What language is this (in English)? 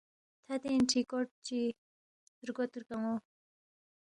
Balti